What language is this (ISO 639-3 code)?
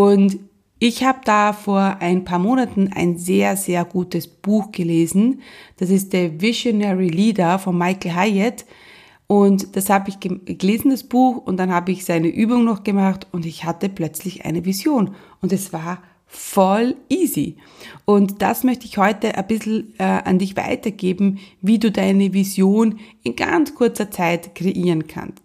deu